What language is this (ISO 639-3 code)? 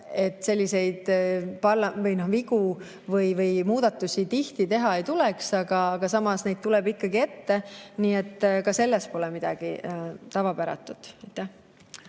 est